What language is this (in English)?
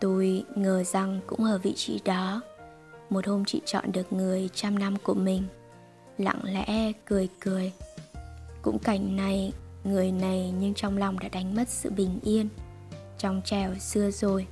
Vietnamese